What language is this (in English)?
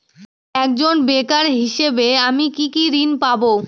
Bangla